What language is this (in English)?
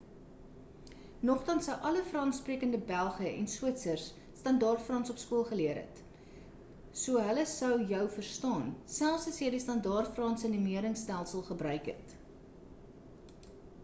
Afrikaans